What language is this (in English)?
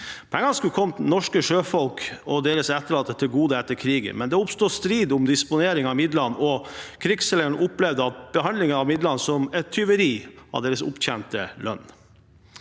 Norwegian